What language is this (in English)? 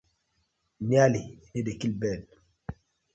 Nigerian Pidgin